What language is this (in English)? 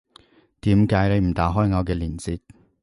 Cantonese